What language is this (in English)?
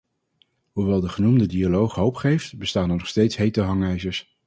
Dutch